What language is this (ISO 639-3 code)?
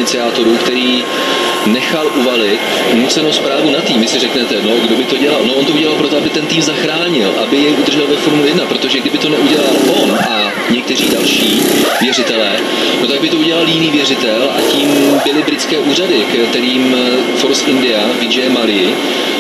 ces